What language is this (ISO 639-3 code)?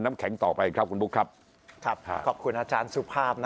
tha